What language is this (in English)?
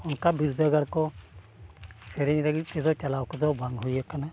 Santali